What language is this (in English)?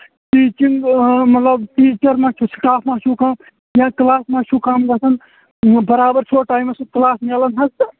Kashmiri